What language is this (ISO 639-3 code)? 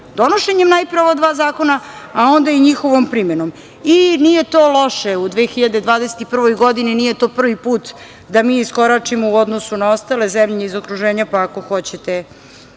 srp